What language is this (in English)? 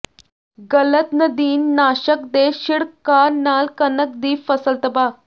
Punjabi